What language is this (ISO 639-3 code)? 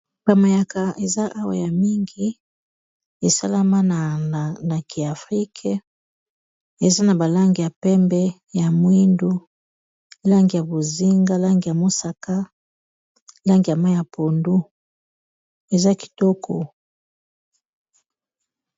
lin